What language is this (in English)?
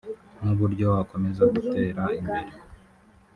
Kinyarwanda